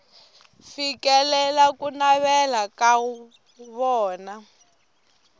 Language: Tsonga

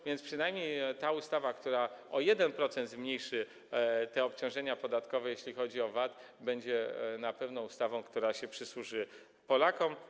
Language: Polish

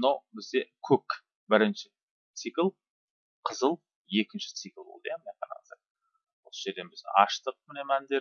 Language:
Turkish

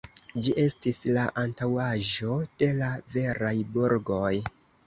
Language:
Esperanto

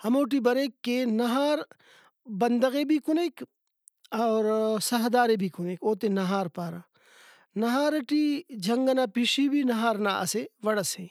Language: Brahui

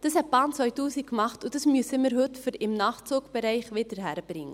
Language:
Swiss German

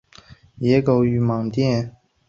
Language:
Chinese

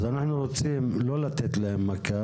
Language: Hebrew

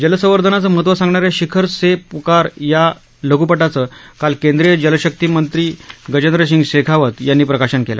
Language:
Marathi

